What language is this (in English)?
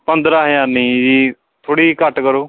Punjabi